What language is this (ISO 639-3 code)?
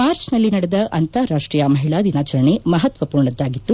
kan